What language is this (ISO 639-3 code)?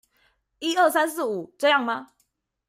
zho